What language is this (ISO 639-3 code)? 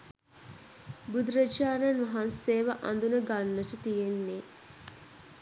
sin